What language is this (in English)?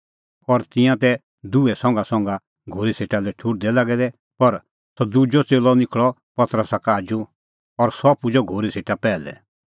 Kullu Pahari